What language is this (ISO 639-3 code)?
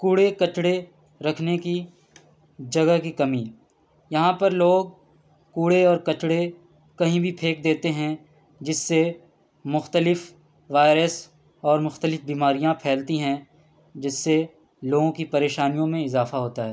urd